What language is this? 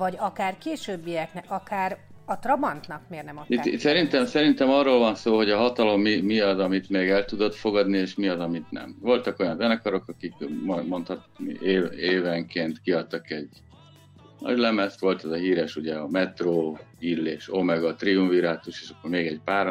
Hungarian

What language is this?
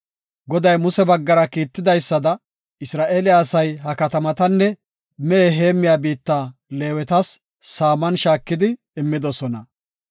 Gofa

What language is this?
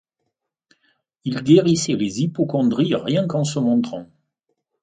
French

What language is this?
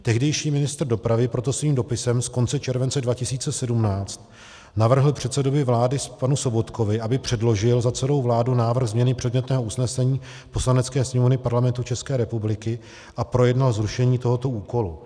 Czech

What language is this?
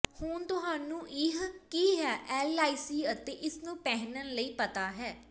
Punjabi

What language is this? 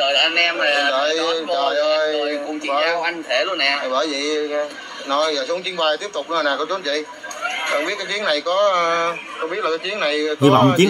Vietnamese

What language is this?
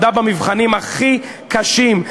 Hebrew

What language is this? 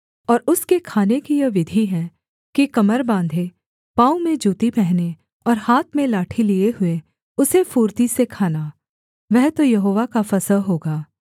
Hindi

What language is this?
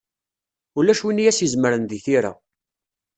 Kabyle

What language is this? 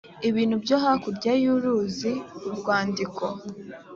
Kinyarwanda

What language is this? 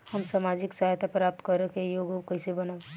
Bhojpuri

